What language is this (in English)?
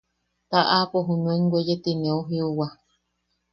Yaqui